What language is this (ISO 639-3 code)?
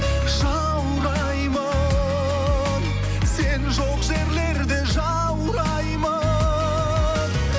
kaz